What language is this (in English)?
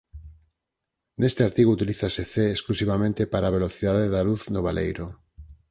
Galician